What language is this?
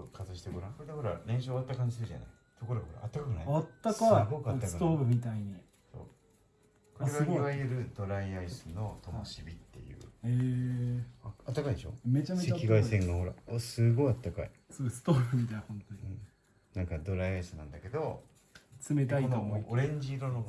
Japanese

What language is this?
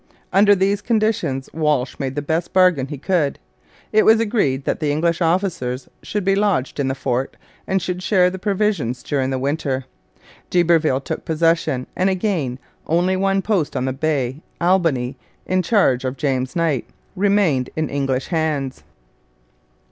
English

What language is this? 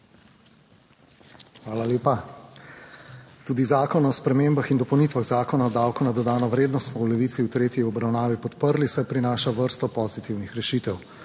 Slovenian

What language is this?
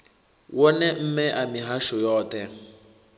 Venda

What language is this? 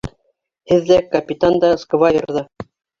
Bashkir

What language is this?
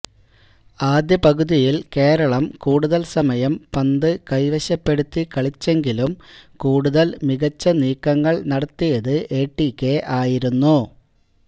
Malayalam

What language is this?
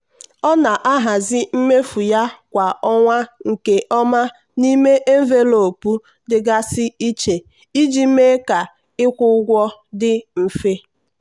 Igbo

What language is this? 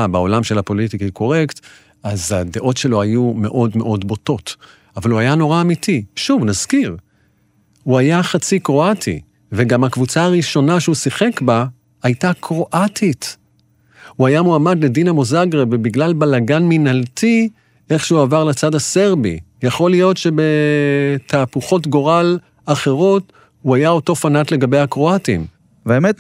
Hebrew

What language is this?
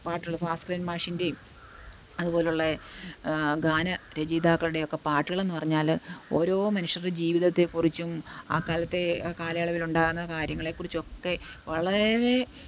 Malayalam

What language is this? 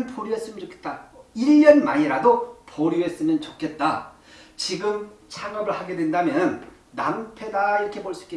Korean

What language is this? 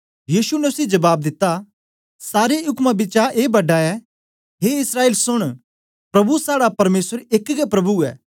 Dogri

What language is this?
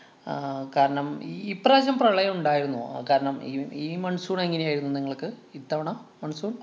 Malayalam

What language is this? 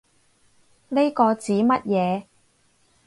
Cantonese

